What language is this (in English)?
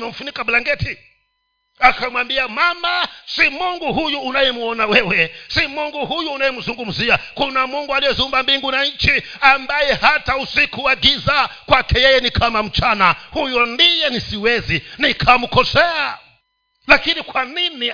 Swahili